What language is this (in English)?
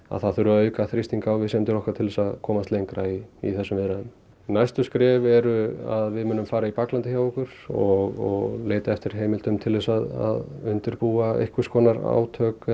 Icelandic